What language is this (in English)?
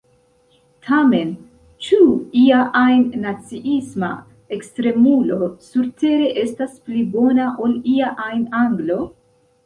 Esperanto